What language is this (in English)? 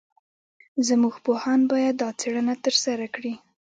Pashto